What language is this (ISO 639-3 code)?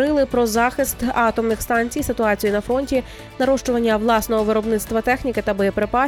ukr